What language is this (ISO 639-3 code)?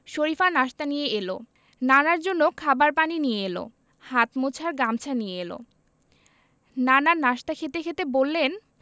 ben